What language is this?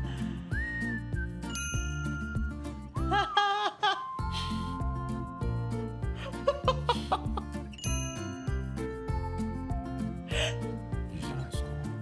Japanese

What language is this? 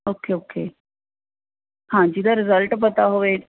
Punjabi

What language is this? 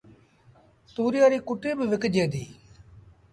Sindhi Bhil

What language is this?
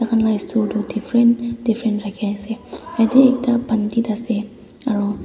Naga Pidgin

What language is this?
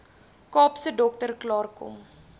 Afrikaans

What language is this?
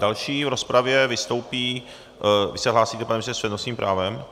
Czech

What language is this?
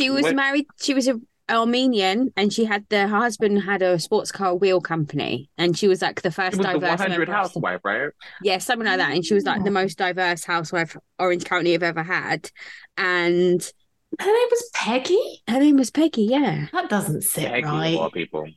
English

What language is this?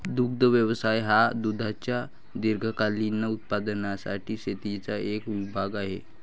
Marathi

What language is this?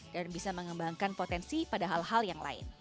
Indonesian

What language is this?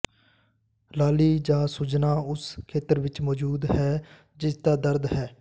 Punjabi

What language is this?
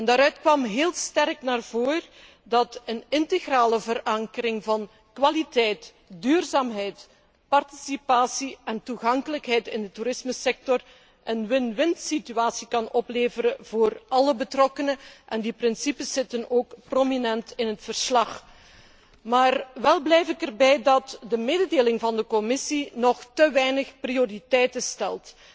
Dutch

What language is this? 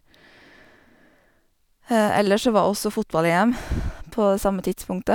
Norwegian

